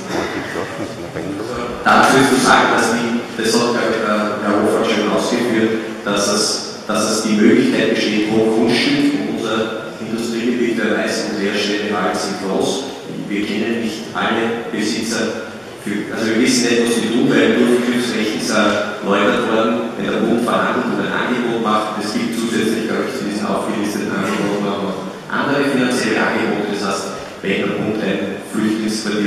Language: German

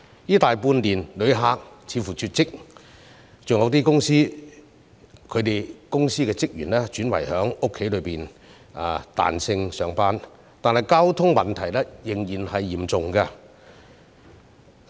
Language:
Cantonese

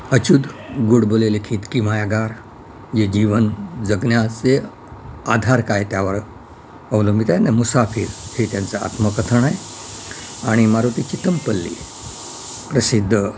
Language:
Marathi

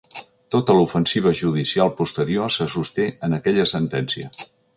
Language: Catalan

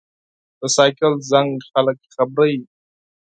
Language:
Pashto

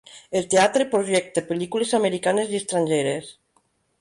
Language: Catalan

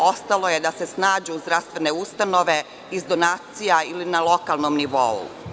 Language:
Serbian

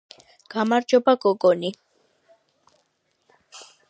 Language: Georgian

